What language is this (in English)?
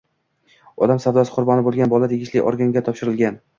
Uzbek